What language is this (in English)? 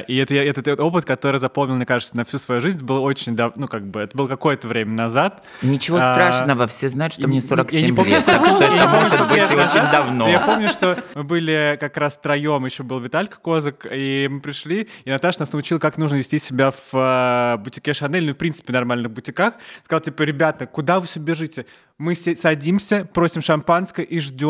Russian